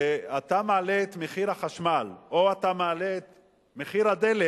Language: Hebrew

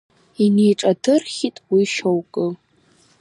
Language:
Abkhazian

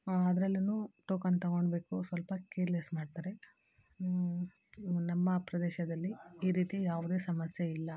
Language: Kannada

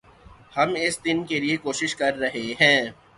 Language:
Urdu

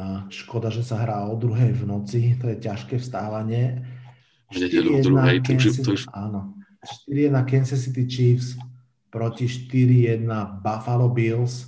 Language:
Slovak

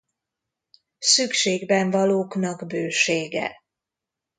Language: Hungarian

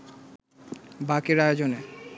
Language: Bangla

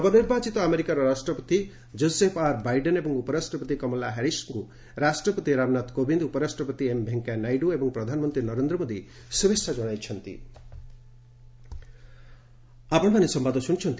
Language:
Odia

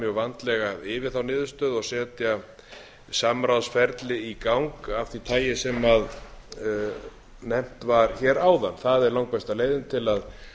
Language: Icelandic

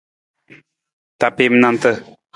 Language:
Nawdm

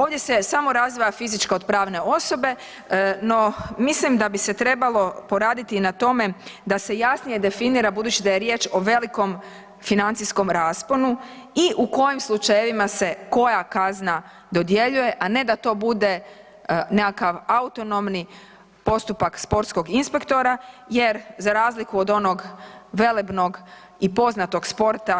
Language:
Croatian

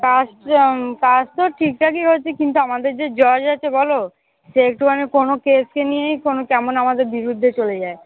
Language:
Bangla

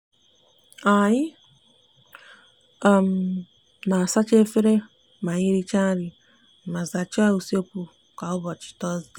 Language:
Igbo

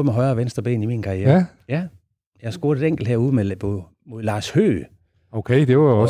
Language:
Danish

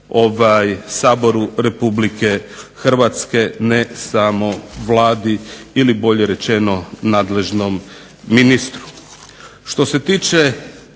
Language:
Croatian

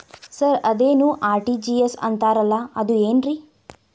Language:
Kannada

